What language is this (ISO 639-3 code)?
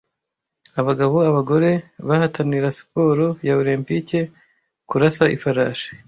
kin